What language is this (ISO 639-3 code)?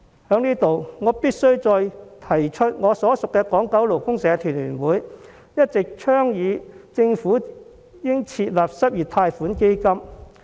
yue